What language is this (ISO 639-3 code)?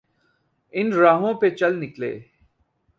urd